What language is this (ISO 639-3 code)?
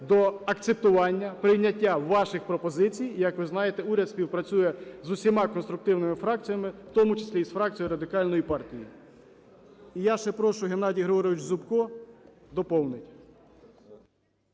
ukr